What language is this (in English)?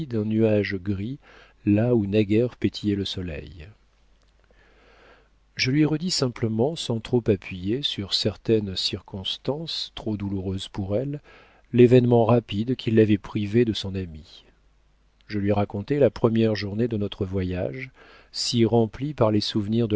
French